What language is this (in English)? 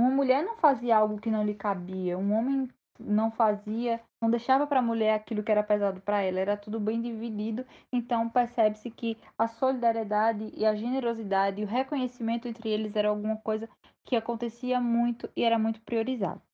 Portuguese